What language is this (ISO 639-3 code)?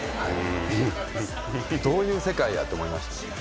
jpn